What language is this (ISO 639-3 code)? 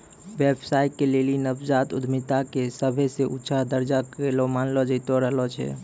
mai